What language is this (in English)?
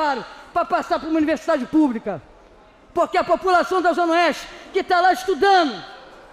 Portuguese